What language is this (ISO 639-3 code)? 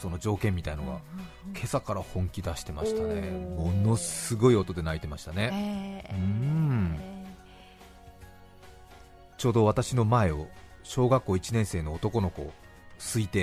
jpn